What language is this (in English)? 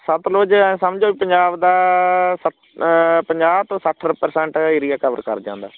Punjabi